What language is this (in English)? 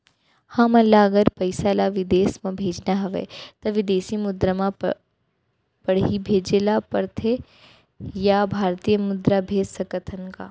Chhattisgarhi